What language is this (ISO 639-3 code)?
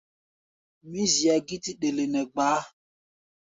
gba